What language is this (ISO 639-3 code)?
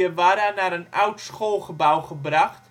nld